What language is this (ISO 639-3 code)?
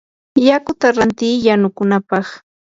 qur